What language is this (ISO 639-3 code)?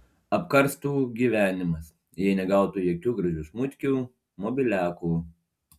lit